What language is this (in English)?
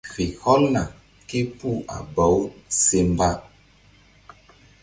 Mbum